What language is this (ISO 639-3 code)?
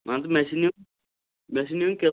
kas